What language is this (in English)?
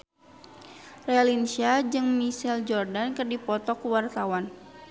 Sundanese